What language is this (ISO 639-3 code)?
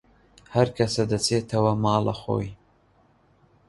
ckb